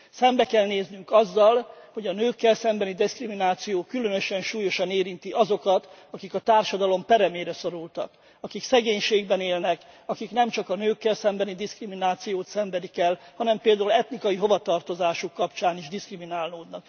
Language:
Hungarian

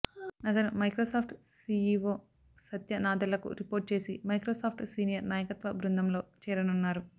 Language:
Telugu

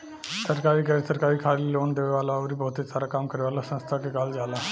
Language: Bhojpuri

